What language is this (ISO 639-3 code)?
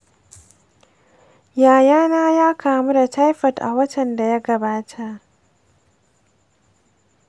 hau